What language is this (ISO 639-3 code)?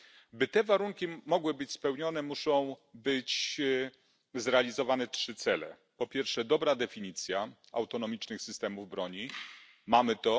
pol